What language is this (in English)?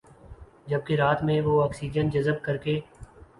Urdu